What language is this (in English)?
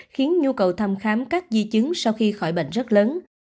Vietnamese